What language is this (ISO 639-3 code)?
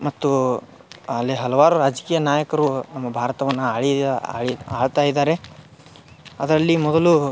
kan